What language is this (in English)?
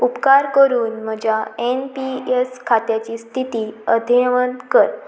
Konkani